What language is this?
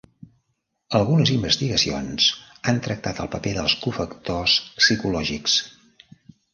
Catalan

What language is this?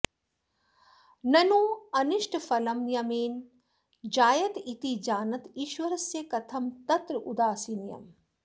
Sanskrit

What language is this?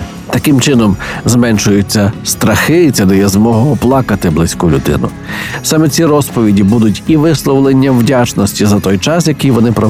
Ukrainian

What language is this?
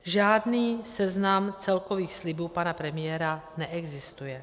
Czech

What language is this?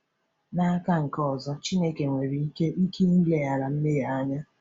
Igbo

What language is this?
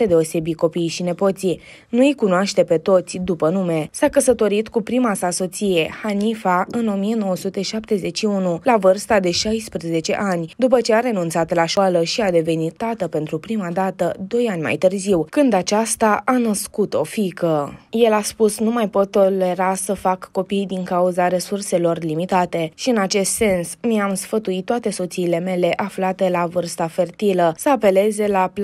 Romanian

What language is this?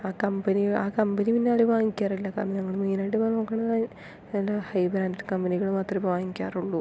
Malayalam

